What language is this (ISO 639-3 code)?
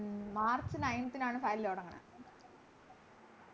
mal